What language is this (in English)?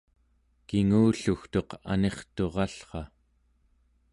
Central Yupik